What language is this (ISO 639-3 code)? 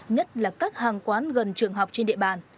vie